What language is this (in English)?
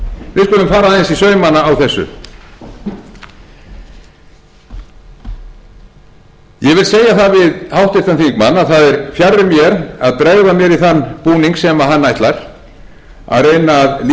Icelandic